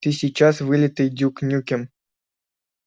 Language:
Russian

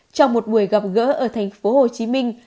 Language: Vietnamese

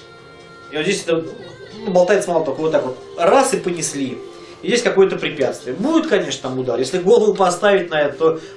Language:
Russian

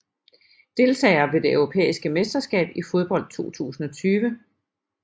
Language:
Danish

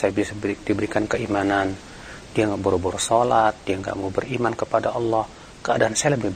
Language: Indonesian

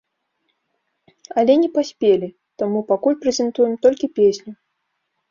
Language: Belarusian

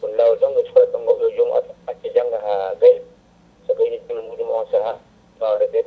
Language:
Fula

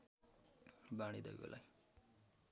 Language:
Nepali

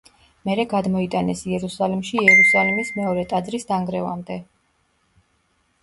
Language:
Georgian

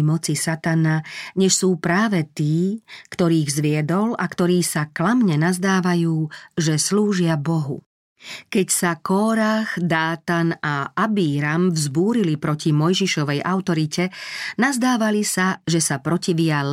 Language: Slovak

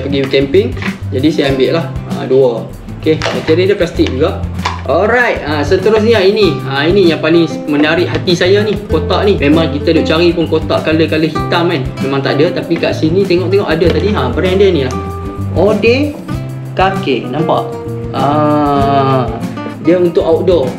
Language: Malay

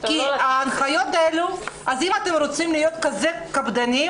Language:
Hebrew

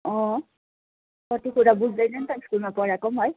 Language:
Nepali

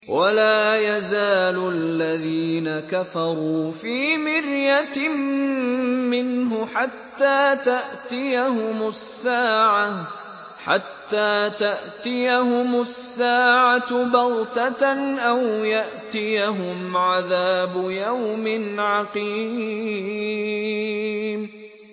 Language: Arabic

